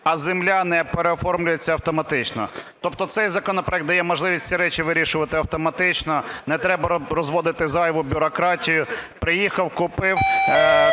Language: Ukrainian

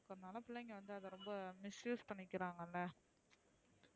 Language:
Tamil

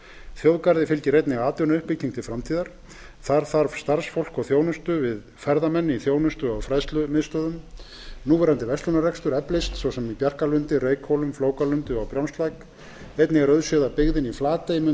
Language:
Icelandic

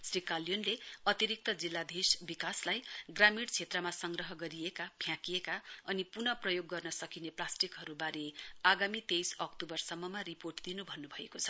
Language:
Nepali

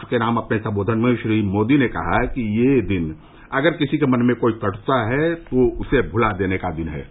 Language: Hindi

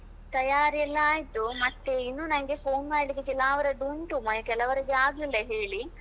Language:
Kannada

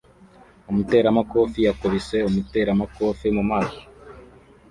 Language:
Kinyarwanda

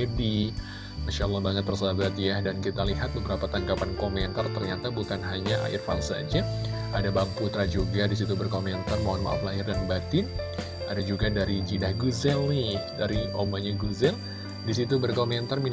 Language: Indonesian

